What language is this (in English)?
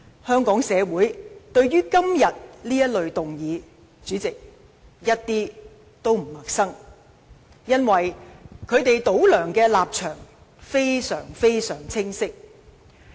Cantonese